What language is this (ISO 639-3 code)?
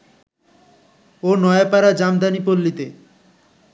ben